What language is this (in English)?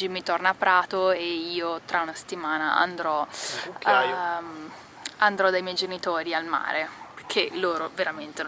Italian